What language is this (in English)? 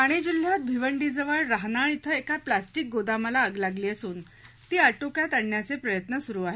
Marathi